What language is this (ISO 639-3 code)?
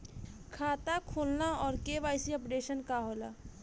bho